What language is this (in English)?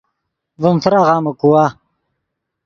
Yidgha